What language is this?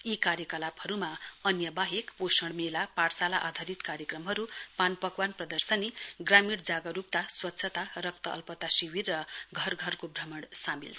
Nepali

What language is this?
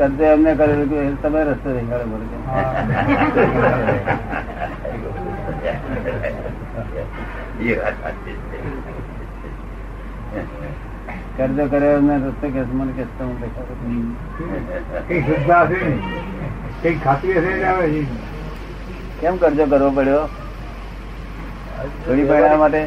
Gujarati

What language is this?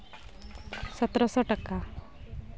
Santali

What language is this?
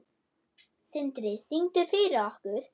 Icelandic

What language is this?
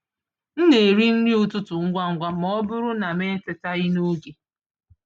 Igbo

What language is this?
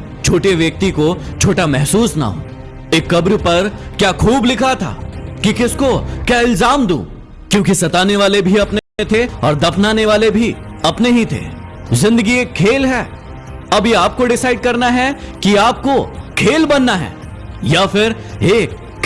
Hindi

